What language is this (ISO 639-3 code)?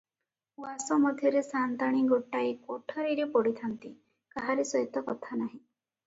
ori